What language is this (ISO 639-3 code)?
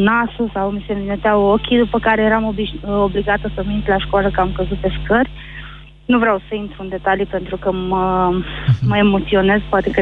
ron